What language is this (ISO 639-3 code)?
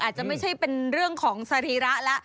tha